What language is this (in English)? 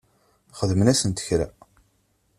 Kabyle